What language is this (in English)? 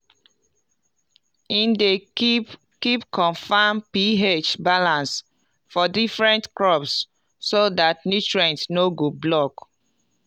Nigerian Pidgin